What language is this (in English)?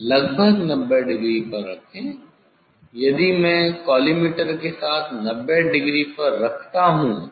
Hindi